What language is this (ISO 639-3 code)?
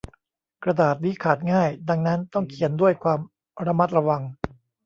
tha